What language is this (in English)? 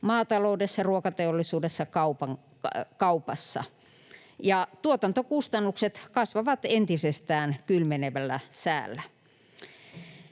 Finnish